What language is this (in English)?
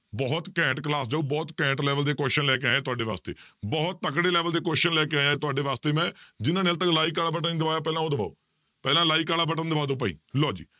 Punjabi